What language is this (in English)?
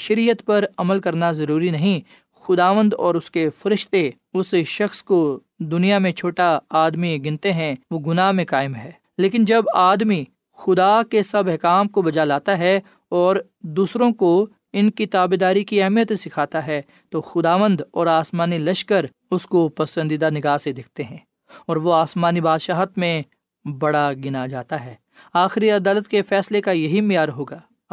Urdu